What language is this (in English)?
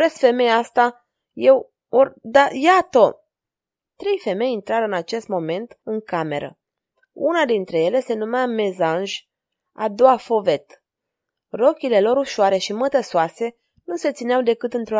Romanian